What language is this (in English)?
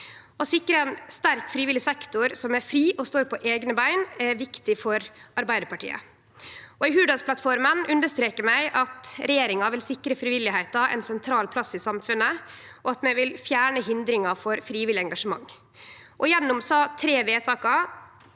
Norwegian